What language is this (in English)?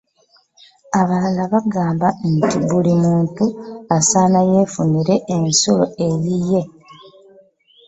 Ganda